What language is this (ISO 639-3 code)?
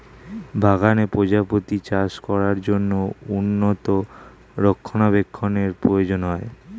ben